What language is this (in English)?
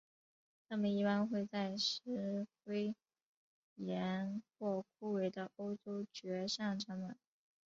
Chinese